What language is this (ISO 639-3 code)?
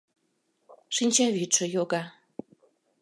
chm